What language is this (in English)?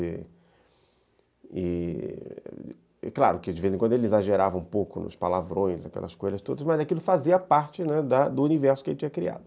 Portuguese